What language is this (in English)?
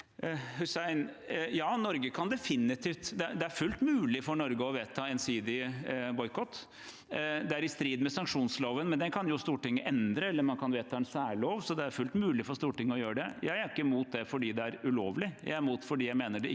Norwegian